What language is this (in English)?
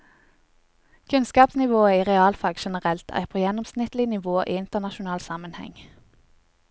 Norwegian